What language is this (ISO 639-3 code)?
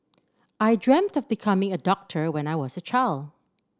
eng